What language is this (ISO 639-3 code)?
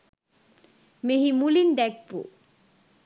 sin